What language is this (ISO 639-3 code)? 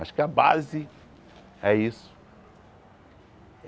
por